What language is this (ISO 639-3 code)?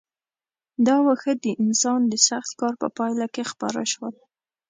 pus